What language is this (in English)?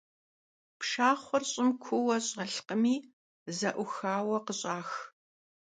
Kabardian